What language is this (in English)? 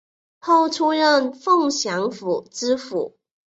Chinese